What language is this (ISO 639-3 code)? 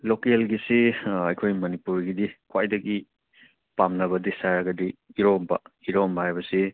mni